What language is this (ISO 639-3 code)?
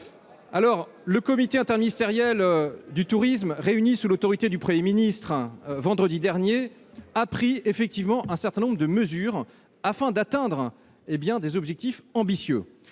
fra